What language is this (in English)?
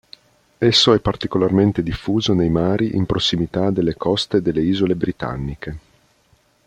Italian